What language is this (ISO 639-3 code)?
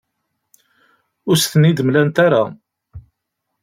kab